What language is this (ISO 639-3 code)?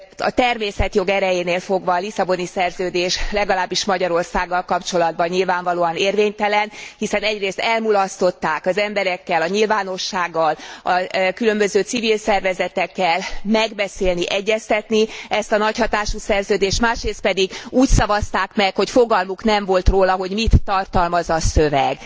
hun